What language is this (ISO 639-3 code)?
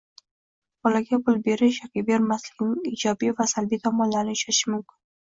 uzb